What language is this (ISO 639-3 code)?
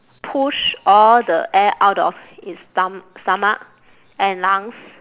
eng